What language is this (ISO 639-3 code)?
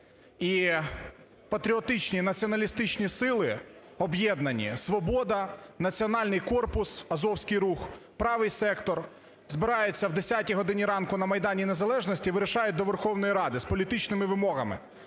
ukr